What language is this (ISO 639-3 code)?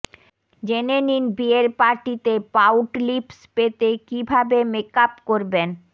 ben